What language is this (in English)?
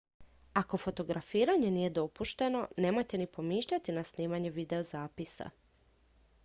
Croatian